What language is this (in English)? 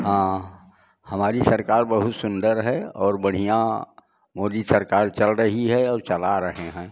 Hindi